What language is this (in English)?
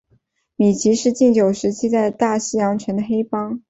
Chinese